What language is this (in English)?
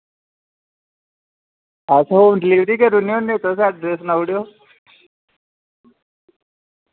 Dogri